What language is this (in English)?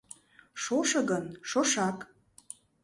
Mari